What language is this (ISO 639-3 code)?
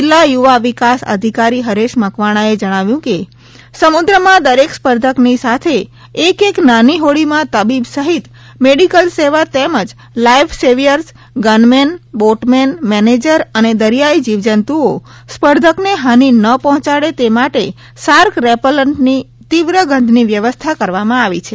guj